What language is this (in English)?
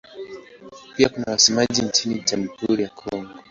Swahili